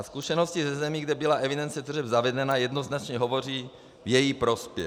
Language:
Czech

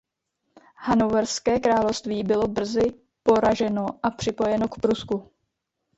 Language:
Czech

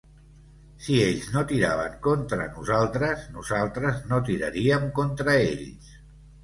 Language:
Catalan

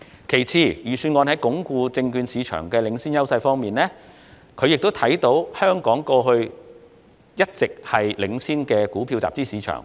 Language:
Cantonese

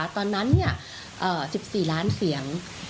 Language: Thai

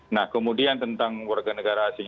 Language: Indonesian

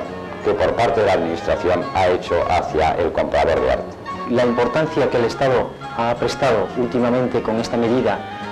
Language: Spanish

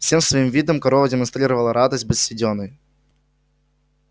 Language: Russian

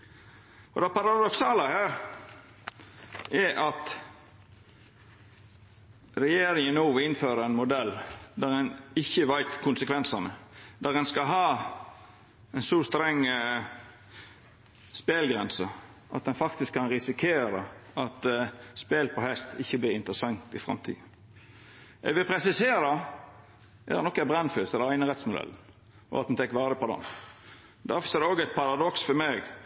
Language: Norwegian Nynorsk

